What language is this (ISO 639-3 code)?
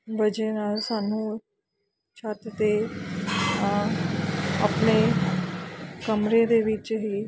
pan